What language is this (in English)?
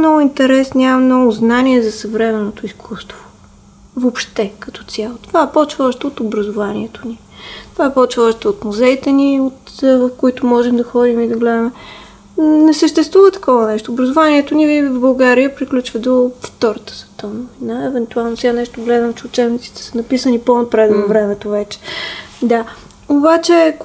Bulgarian